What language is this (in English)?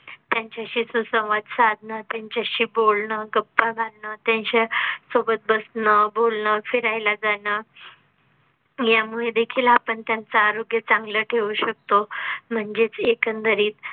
Marathi